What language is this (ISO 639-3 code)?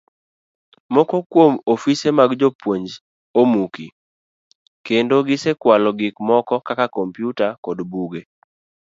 luo